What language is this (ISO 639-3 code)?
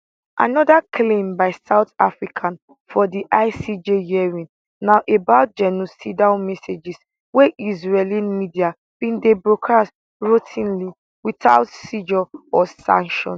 pcm